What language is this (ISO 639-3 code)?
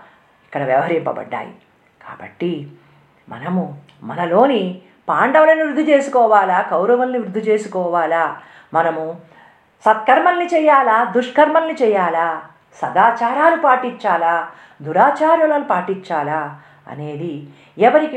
tel